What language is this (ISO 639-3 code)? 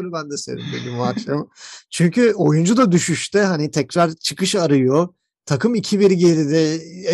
tur